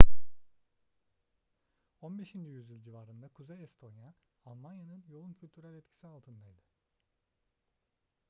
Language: Turkish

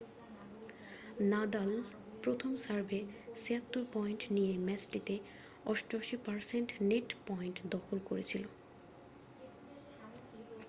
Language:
Bangla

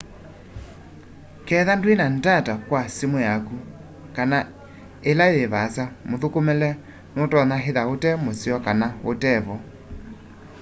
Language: Kamba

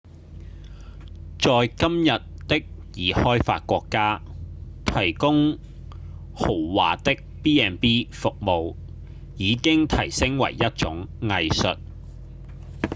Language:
Cantonese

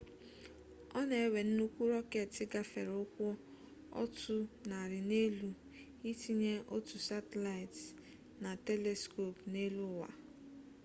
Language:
Igbo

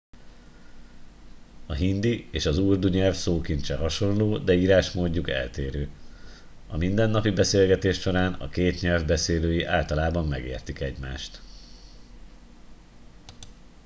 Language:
Hungarian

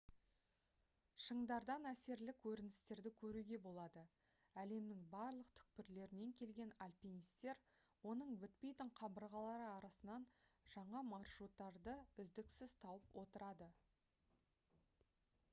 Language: Kazakh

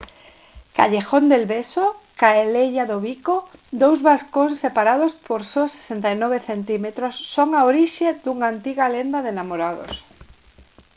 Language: Galician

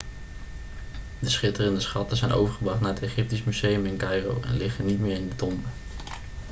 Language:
Dutch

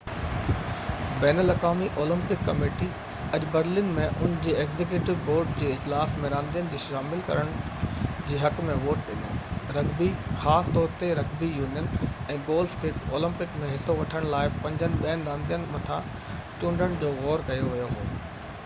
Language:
Sindhi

